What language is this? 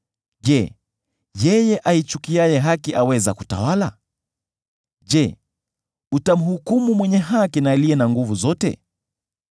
Swahili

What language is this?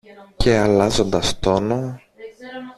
Greek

